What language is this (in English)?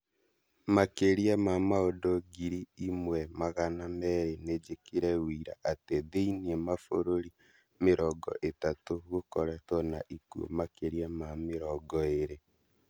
Kikuyu